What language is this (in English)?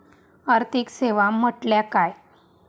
Marathi